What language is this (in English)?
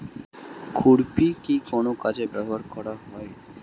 Bangla